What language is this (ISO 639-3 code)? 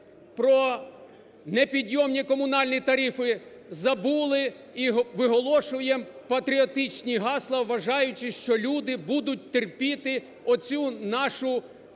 ukr